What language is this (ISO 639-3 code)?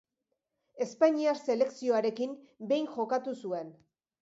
eus